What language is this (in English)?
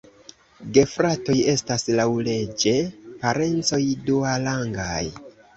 Esperanto